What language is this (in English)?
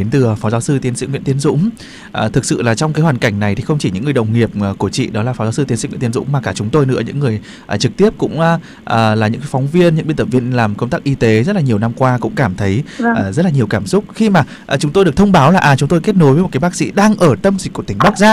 Vietnamese